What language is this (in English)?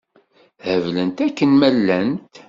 Kabyle